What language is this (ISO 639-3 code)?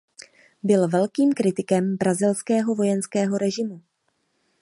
ces